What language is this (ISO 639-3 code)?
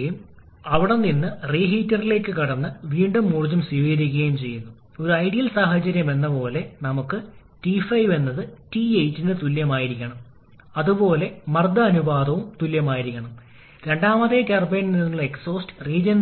mal